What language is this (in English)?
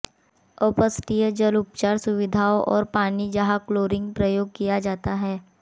Hindi